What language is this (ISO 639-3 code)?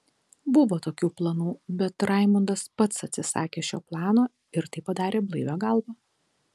lit